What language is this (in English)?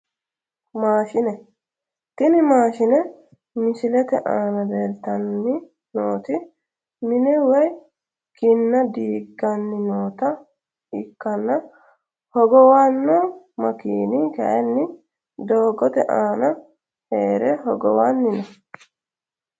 Sidamo